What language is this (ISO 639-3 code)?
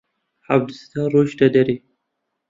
ckb